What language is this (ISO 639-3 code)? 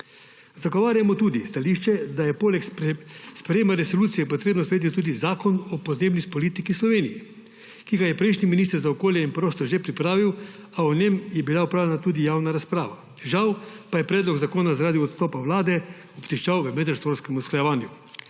slv